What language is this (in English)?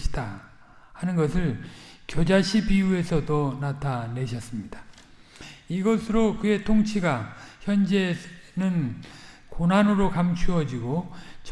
Korean